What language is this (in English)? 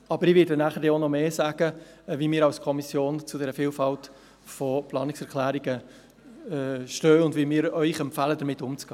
Swiss German